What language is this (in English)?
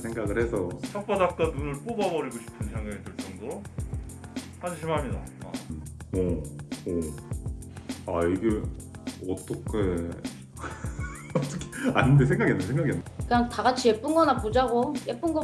Korean